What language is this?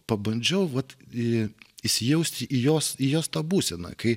Lithuanian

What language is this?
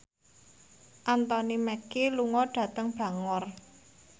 Javanese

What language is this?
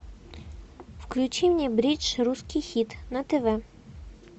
Russian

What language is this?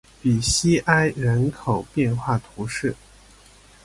Chinese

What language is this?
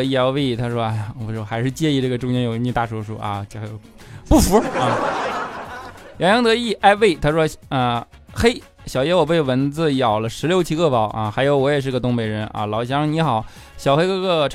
Chinese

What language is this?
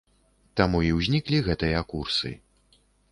Belarusian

